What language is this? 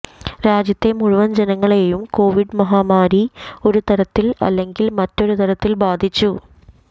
Malayalam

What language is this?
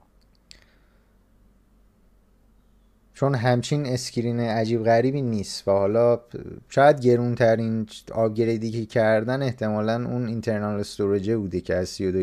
Persian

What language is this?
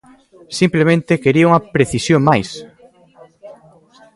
Galician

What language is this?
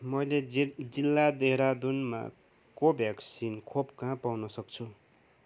Nepali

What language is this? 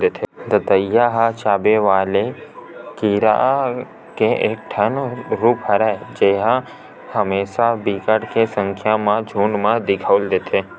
Chhattisgarhi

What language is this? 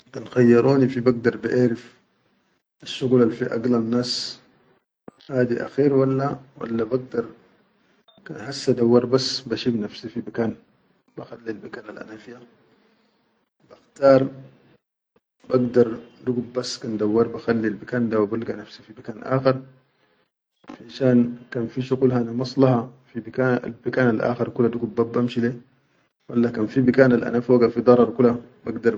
Chadian Arabic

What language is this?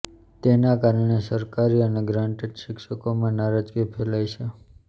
Gujarati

